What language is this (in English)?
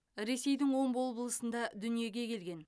Kazakh